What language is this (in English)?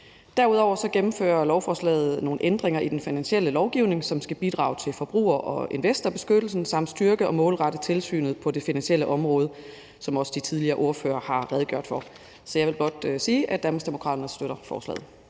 Danish